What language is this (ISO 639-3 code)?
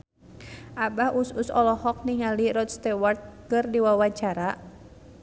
sun